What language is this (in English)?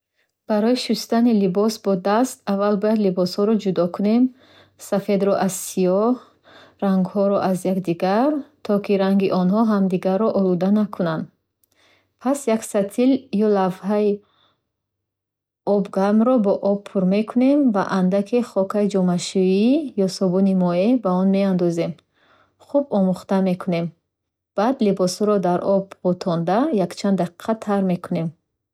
Bukharic